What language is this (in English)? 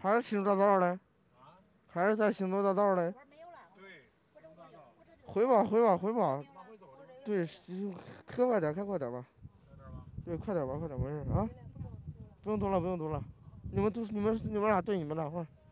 Chinese